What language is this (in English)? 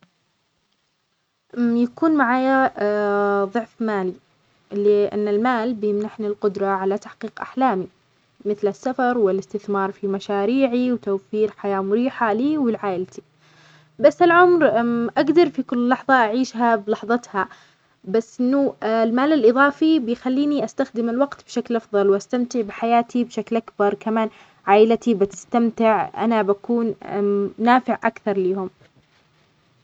Omani Arabic